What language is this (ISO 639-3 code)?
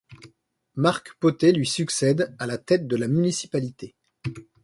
fra